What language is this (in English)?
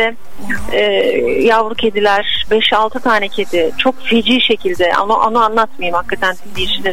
Turkish